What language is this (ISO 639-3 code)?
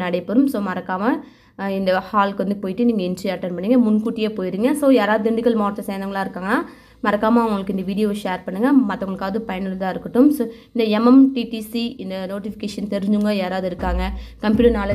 tam